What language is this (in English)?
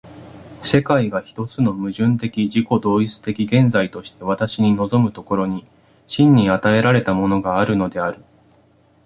Japanese